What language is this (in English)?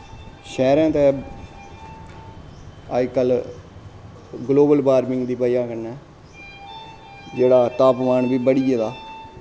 Dogri